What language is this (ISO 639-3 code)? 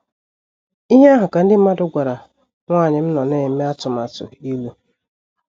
ibo